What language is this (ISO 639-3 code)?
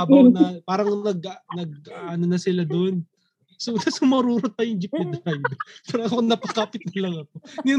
fil